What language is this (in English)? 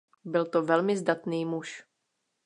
Czech